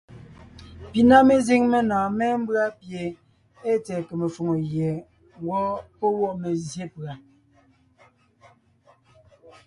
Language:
Ngiemboon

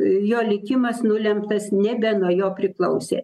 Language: Lithuanian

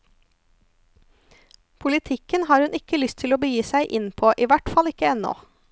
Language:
Norwegian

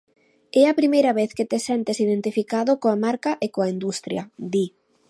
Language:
Galician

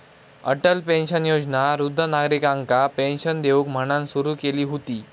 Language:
Marathi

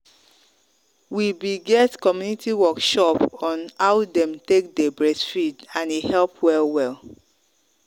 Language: Nigerian Pidgin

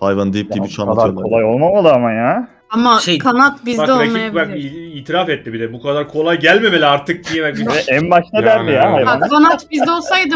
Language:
Turkish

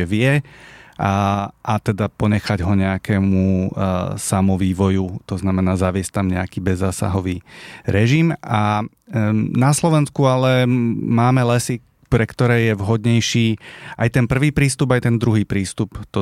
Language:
Slovak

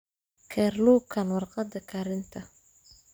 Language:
Somali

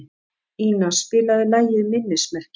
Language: Icelandic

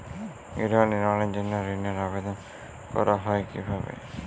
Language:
Bangla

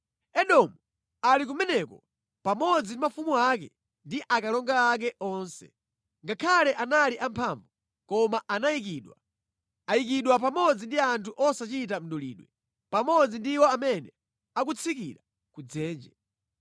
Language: Nyanja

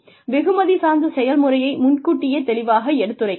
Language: Tamil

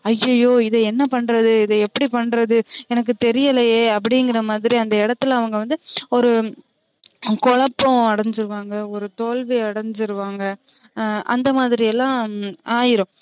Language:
Tamil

